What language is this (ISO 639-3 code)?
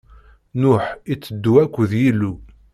kab